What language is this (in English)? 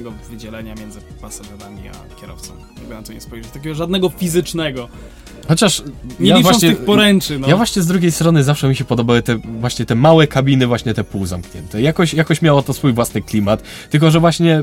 Polish